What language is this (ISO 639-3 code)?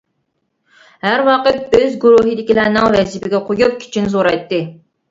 uig